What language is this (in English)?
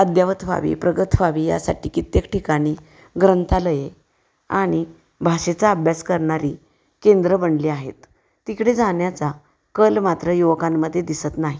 Marathi